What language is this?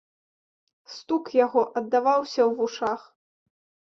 Belarusian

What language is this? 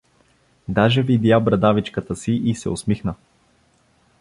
Bulgarian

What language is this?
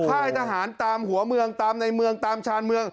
Thai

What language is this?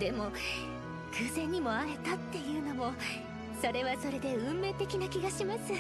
Japanese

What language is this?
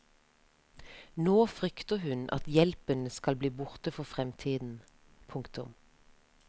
Norwegian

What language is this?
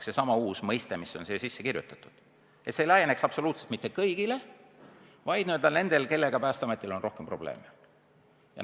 Estonian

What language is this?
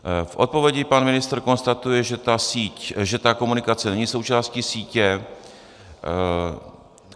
Czech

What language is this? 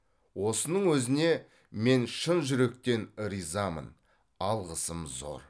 Kazakh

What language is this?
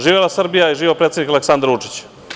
Serbian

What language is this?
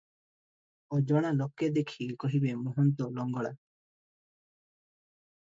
Odia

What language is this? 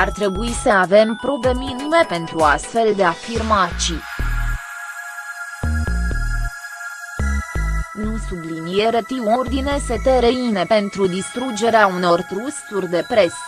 Romanian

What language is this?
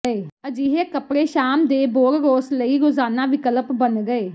Punjabi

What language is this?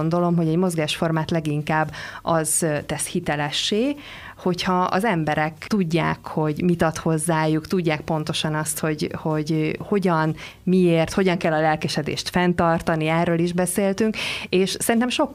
Hungarian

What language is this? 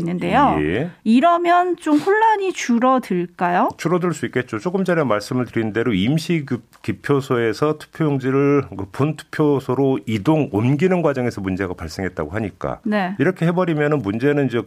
Korean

